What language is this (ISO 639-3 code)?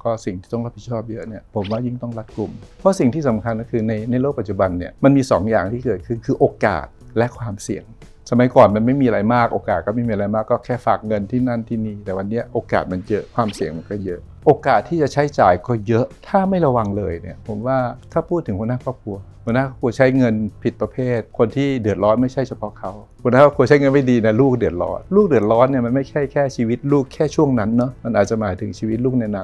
tha